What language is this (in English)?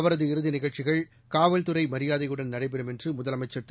Tamil